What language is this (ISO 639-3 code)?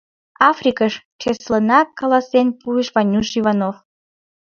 chm